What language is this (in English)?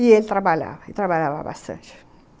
Portuguese